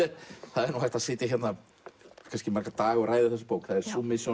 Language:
Icelandic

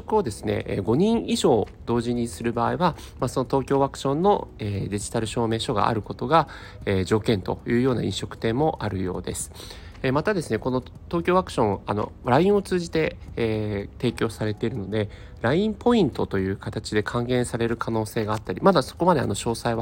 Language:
Japanese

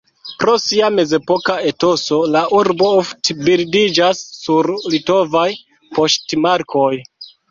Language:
Esperanto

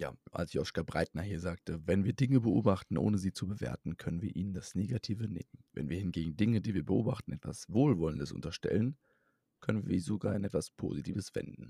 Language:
German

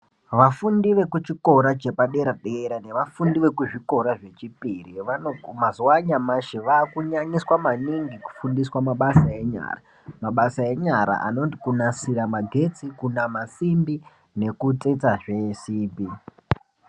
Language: Ndau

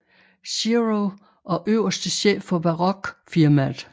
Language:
Danish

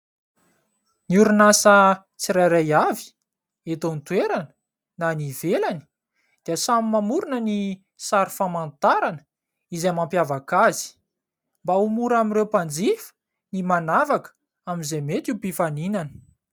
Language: Malagasy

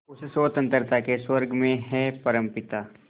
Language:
Hindi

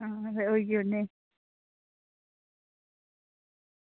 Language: Dogri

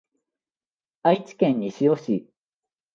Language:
Japanese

